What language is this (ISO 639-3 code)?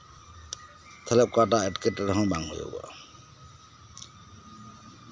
sat